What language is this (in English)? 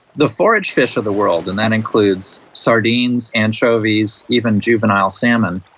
English